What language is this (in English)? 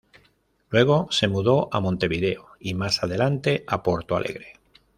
Spanish